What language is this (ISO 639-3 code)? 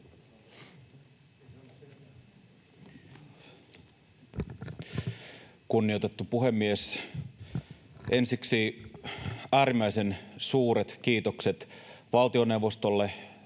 fin